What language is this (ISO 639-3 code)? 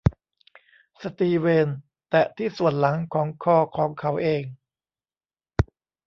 tha